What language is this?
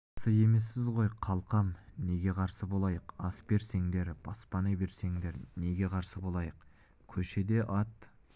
Kazakh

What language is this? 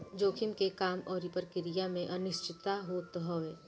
Bhojpuri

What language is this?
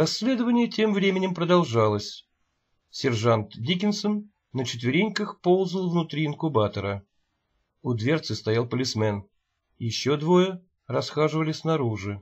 Russian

